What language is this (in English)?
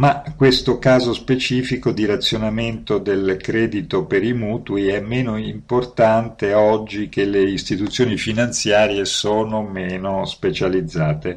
Italian